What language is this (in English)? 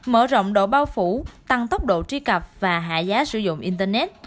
Vietnamese